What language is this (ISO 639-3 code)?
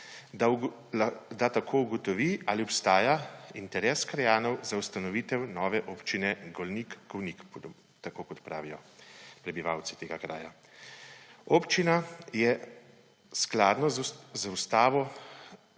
slv